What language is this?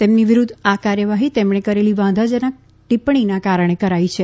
Gujarati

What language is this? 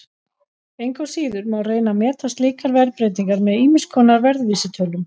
Icelandic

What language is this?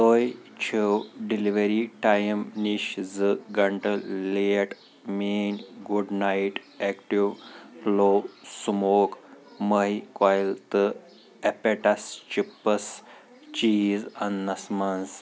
Kashmiri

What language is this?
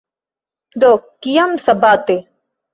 Esperanto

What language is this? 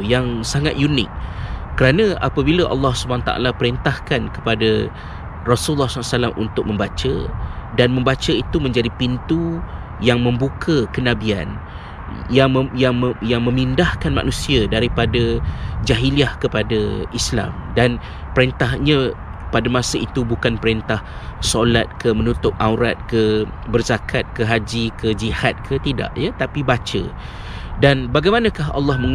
Malay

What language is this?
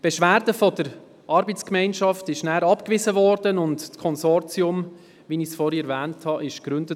Swiss German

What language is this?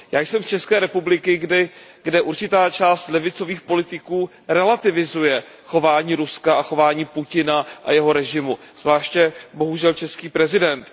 Czech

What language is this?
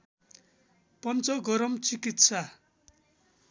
Nepali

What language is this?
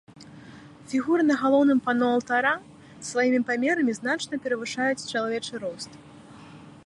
Belarusian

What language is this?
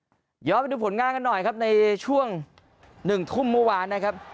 Thai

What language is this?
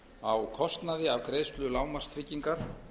Icelandic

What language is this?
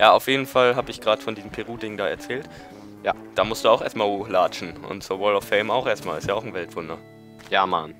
German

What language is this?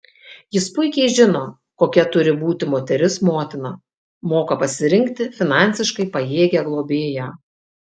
Lithuanian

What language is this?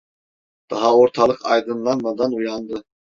Turkish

